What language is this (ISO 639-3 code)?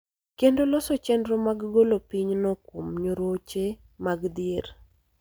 luo